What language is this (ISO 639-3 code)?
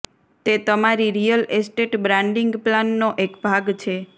guj